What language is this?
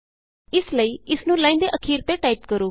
Punjabi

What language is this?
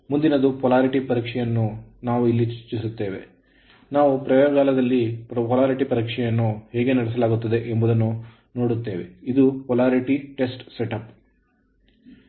Kannada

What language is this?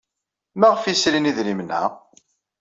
Kabyle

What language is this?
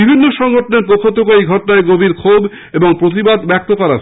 Bangla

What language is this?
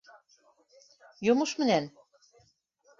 Bashkir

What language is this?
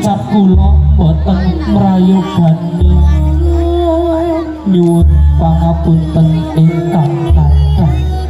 Indonesian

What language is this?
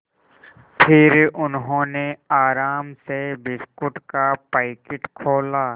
Hindi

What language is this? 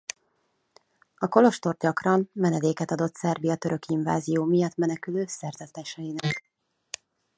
Hungarian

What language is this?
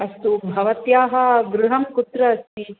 Sanskrit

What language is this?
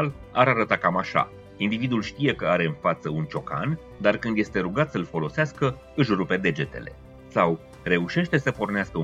Romanian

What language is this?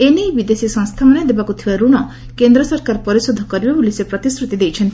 Odia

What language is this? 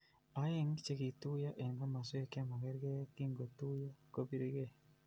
Kalenjin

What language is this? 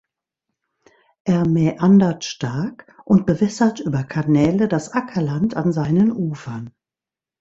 German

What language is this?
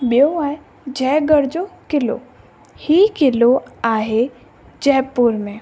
Sindhi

